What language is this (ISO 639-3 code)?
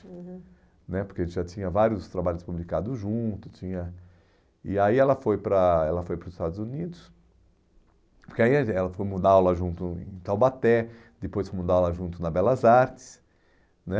por